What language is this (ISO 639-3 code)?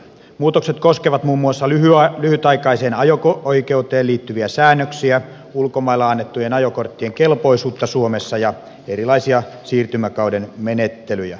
fin